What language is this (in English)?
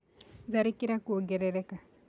Kikuyu